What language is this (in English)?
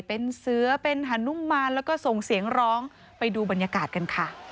Thai